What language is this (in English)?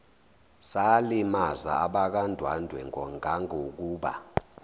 Zulu